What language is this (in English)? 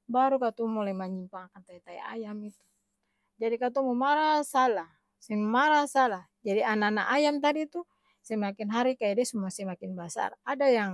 Ambonese Malay